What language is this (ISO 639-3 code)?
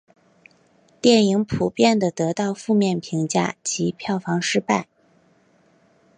zho